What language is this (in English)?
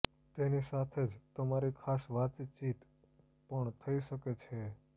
Gujarati